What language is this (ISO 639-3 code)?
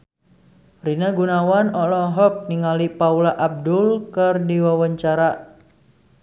sun